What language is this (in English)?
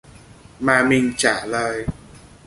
Vietnamese